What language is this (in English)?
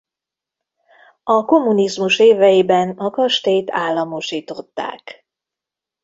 Hungarian